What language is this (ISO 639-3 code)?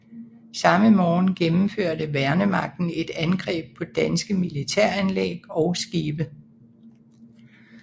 dan